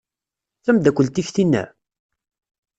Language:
Kabyle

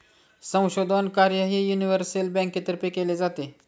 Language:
Marathi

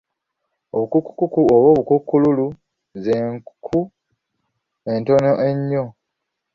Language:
Ganda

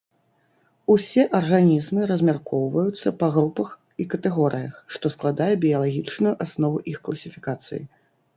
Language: Belarusian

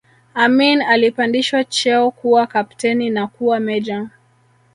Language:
Swahili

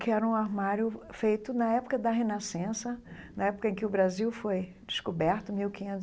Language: Portuguese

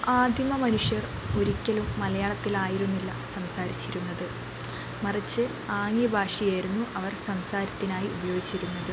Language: Malayalam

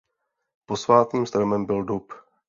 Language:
Czech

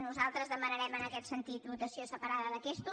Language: Catalan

